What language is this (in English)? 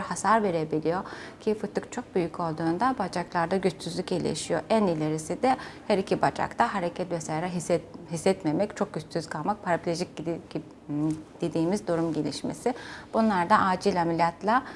Turkish